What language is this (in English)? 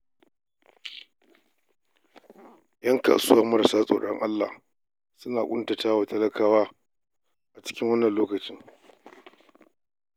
Hausa